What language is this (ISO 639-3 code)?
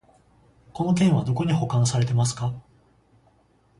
jpn